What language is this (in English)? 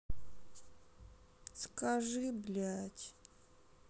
Russian